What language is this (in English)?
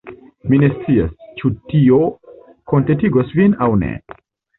Esperanto